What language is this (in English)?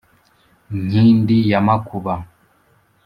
Kinyarwanda